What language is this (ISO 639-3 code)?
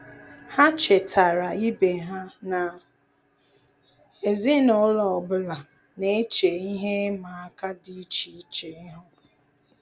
ibo